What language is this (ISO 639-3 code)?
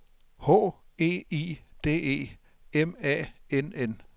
dan